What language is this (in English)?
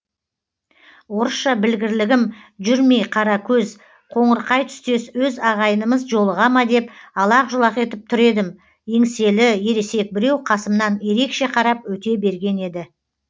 Kazakh